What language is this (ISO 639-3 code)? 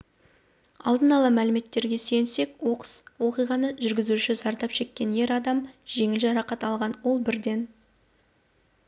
kaz